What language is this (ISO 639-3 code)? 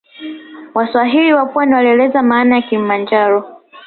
swa